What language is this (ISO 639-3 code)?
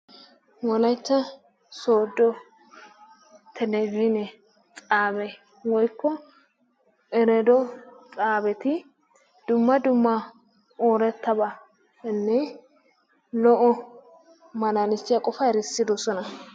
wal